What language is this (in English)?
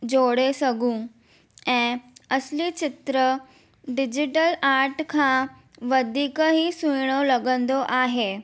Sindhi